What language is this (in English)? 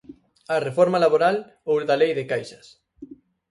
Galician